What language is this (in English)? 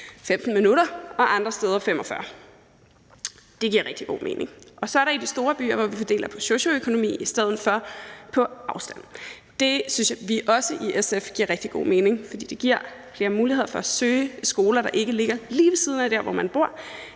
Danish